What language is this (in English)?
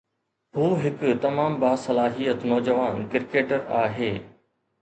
Sindhi